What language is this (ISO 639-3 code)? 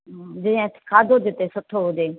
snd